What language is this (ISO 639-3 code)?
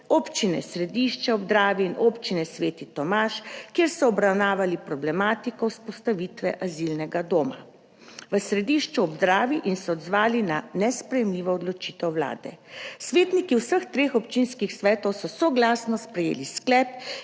slv